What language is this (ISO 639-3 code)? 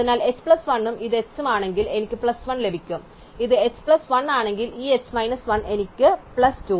mal